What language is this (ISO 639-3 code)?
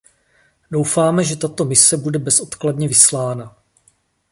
ces